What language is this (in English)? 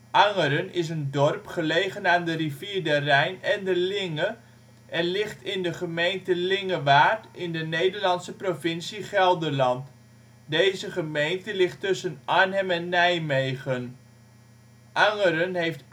Dutch